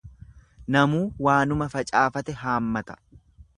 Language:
Oromo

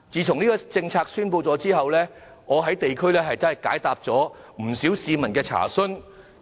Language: Cantonese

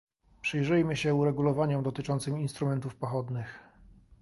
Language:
Polish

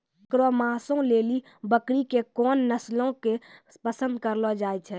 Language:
Maithili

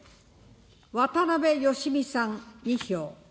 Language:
Japanese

